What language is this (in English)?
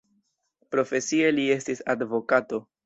Esperanto